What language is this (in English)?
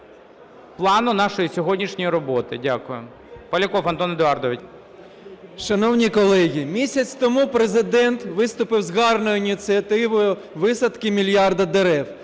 Ukrainian